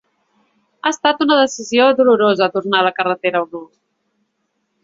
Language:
Catalan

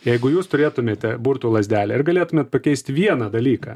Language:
Lithuanian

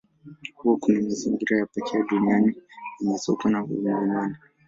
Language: Swahili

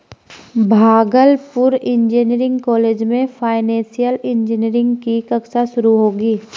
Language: Hindi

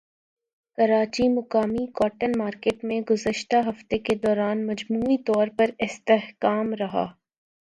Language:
Urdu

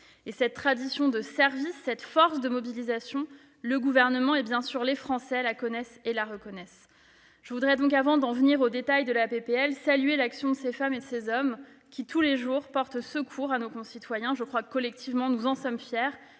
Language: French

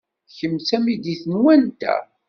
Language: Kabyle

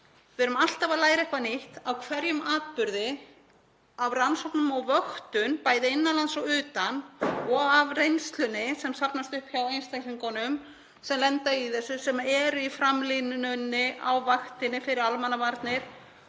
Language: Icelandic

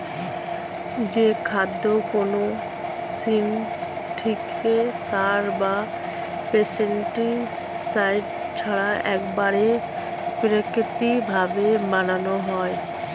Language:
Bangla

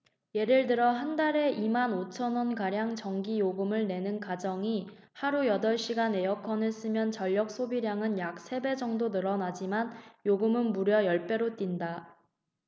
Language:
Korean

